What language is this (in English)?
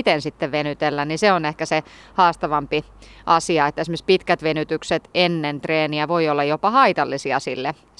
Finnish